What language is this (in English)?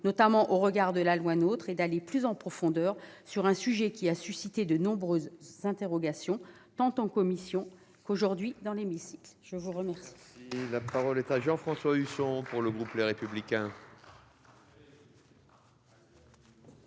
French